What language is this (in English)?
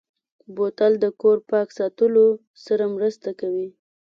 Pashto